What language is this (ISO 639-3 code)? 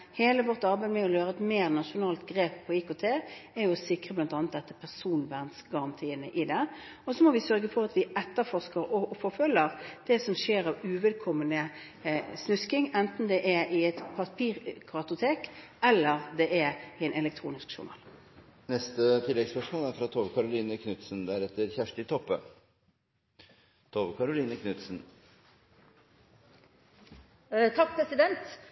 nor